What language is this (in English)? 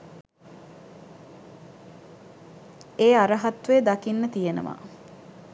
Sinhala